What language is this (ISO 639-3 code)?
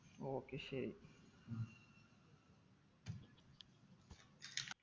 mal